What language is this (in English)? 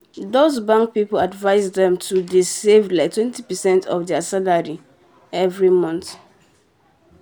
Nigerian Pidgin